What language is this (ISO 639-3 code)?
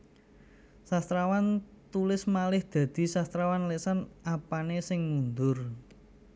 jav